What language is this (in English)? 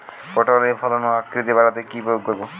Bangla